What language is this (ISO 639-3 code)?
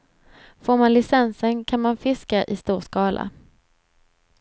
swe